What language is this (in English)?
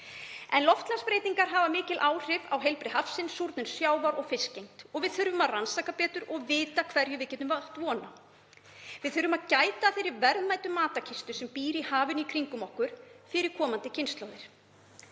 Icelandic